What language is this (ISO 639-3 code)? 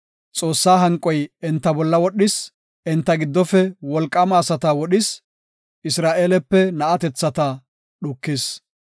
gof